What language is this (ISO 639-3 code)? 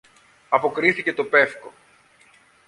ell